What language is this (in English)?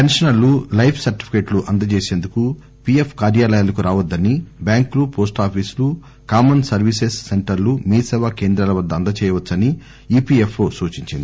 Telugu